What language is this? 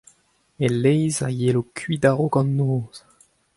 Breton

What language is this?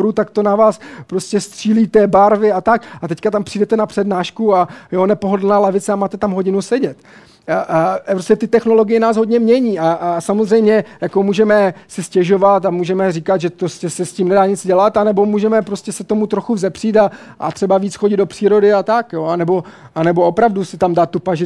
Czech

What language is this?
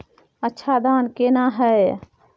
Maithili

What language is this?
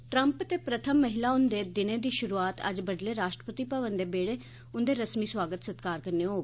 Dogri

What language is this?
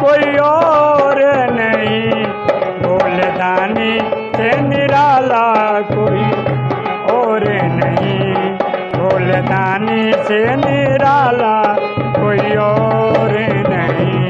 Hindi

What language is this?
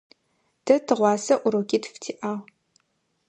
Adyghe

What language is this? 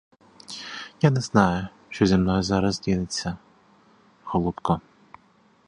Ukrainian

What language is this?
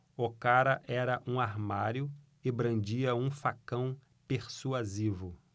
Portuguese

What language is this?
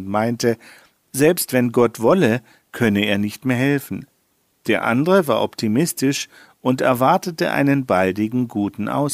German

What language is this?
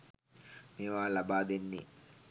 Sinhala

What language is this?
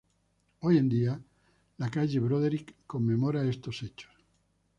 Spanish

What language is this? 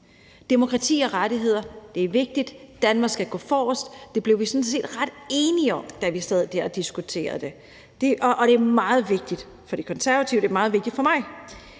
Danish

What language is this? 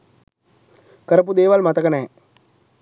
Sinhala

